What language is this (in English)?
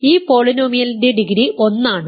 Malayalam